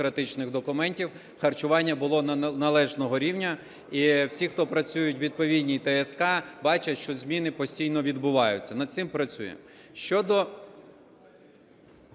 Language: Ukrainian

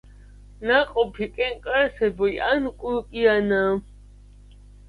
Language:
Georgian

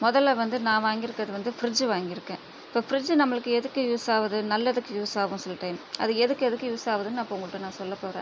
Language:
Tamil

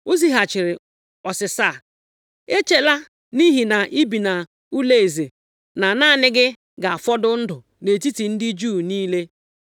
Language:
Igbo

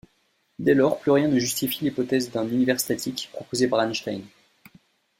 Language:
French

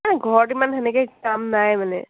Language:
Assamese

